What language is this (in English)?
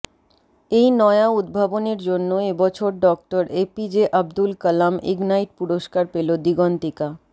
Bangla